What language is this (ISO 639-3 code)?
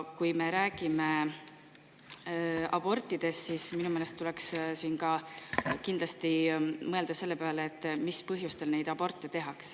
est